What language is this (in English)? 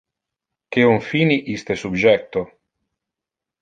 Interlingua